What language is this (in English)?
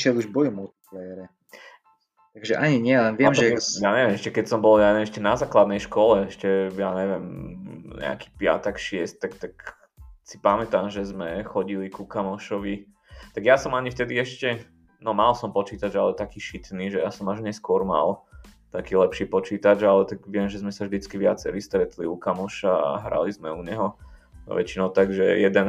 Slovak